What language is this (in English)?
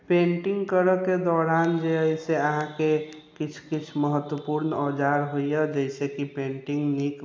Maithili